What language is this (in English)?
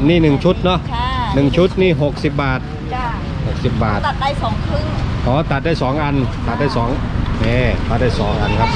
Thai